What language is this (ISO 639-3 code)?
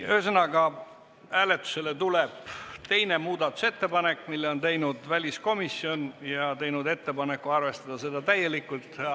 est